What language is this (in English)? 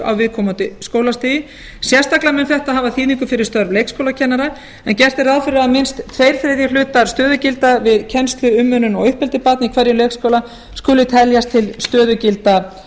Icelandic